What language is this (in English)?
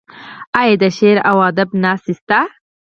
Pashto